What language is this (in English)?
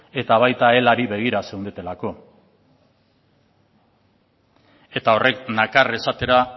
Basque